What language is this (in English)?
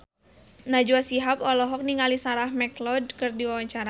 Sundanese